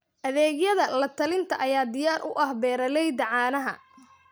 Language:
Somali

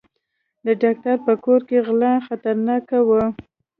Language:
Pashto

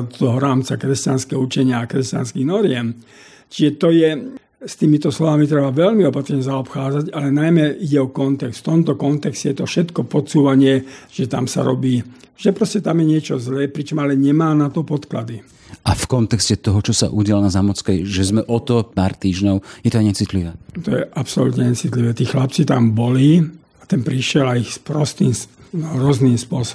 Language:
Slovak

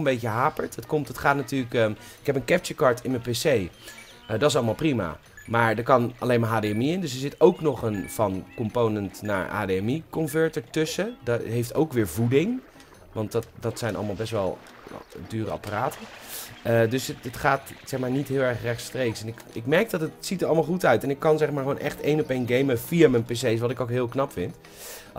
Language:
Dutch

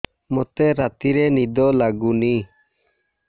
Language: Odia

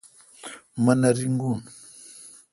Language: Kalkoti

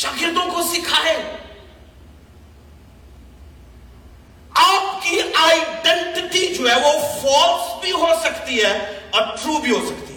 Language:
Urdu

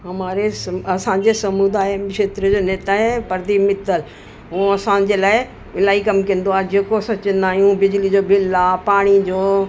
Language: Sindhi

